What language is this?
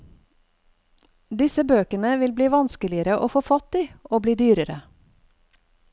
Norwegian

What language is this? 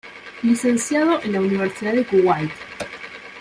Spanish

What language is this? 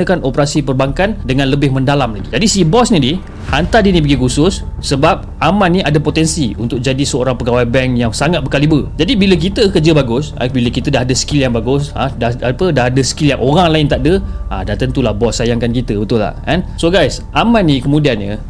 Malay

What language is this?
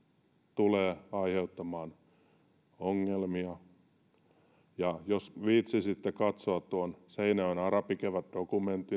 Finnish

